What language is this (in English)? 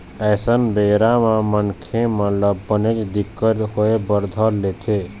Chhattisgarhi